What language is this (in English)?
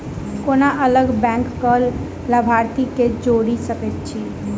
Maithili